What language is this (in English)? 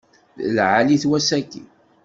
Kabyle